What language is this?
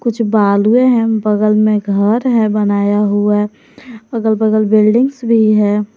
Hindi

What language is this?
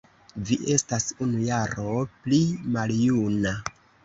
Esperanto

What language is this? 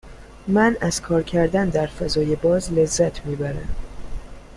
Persian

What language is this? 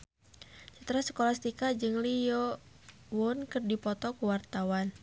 Sundanese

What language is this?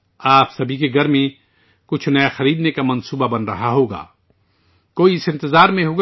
Urdu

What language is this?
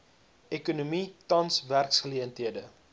Afrikaans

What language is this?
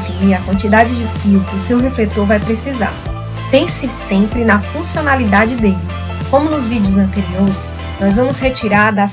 Portuguese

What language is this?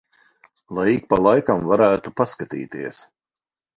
Latvian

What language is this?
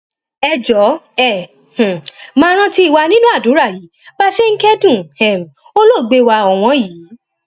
Yoruba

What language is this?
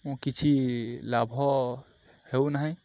Odia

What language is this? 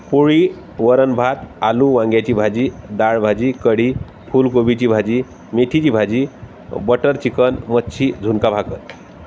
Marathi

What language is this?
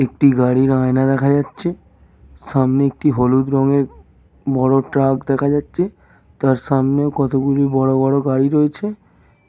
Bangla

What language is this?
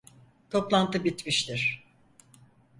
Turkish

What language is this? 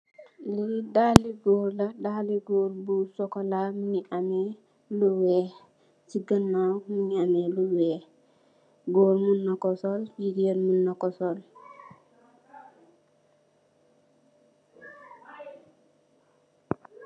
Wolof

